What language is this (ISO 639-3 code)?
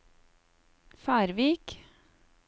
nor